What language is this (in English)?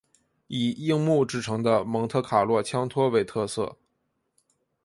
Chinese